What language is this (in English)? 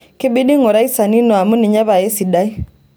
Masai